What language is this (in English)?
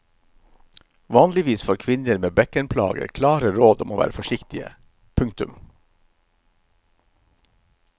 Norwegian